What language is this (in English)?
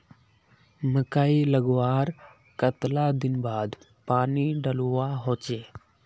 Magahi